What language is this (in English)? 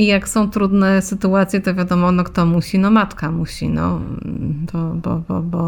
Polish